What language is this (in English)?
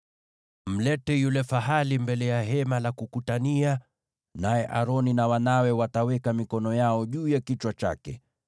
Swahili